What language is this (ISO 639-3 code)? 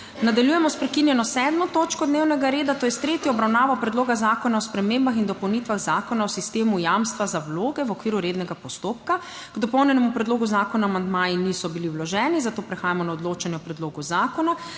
slv